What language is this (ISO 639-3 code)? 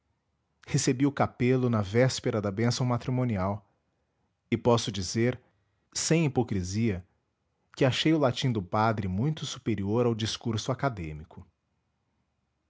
por